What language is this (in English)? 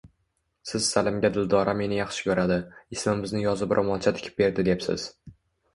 Uzbek